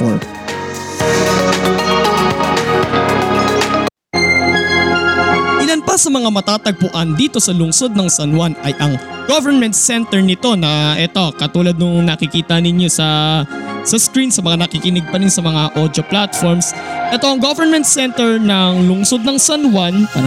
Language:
Filipino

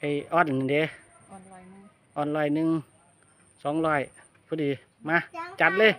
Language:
Thai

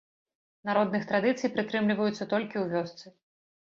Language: Belarusian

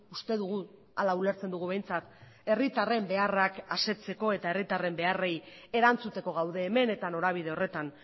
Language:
Basque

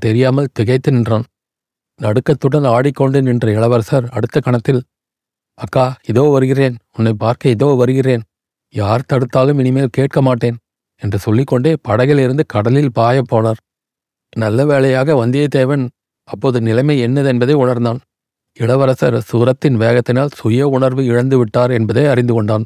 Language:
Tamil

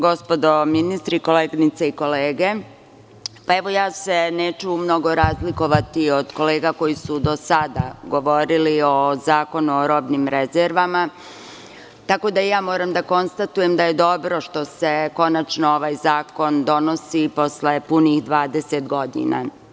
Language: Serbian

